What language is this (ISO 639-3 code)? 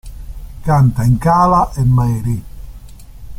ita